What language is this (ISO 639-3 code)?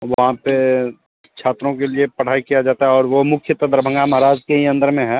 hin